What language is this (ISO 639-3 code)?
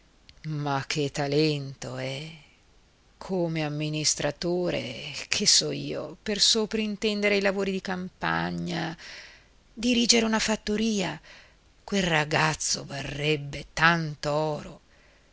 ita